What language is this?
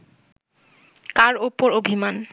Bangla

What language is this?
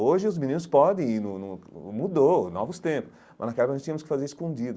Portuguese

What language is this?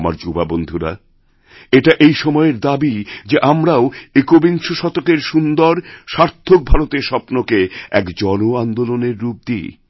Bangla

